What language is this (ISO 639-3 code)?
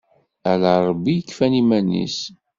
kab